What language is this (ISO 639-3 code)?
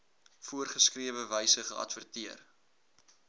afr